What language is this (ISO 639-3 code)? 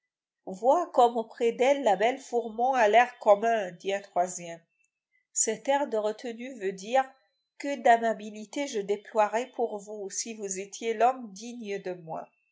fra